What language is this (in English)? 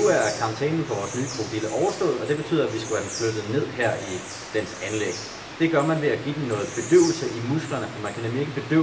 Danish